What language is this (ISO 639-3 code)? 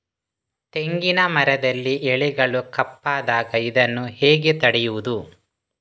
kan